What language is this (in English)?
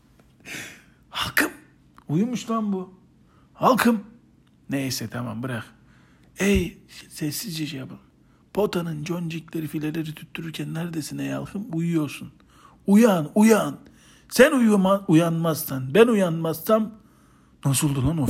Turkish